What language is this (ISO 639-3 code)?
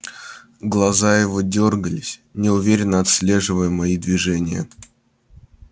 rus